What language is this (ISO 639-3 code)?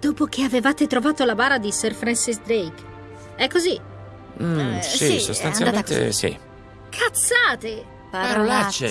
ita